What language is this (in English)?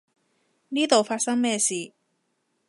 Cantonese